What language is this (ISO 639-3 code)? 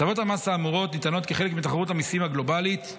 heb